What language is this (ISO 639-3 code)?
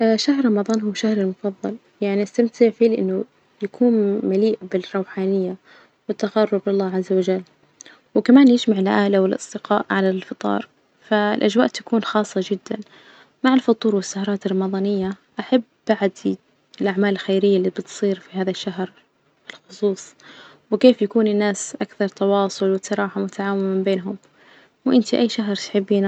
ars